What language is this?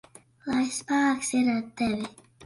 Latvian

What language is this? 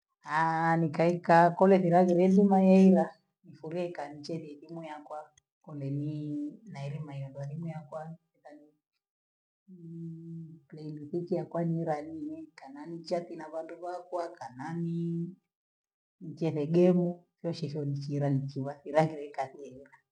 Gweno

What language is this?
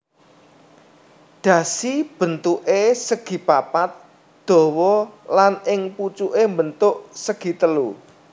Javanese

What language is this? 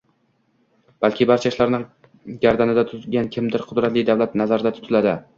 Uzbek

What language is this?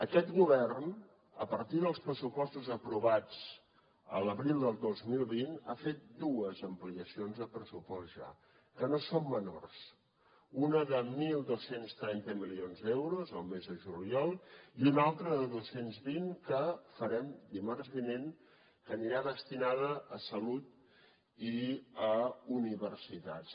Catalan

